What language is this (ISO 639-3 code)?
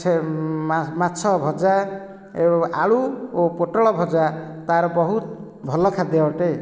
ori